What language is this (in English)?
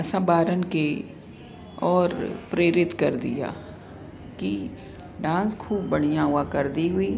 Sindhi